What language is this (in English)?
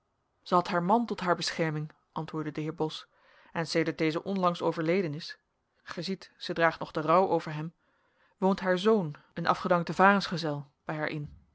Dutch